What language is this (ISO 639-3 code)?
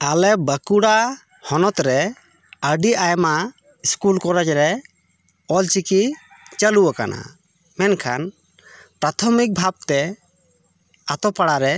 sat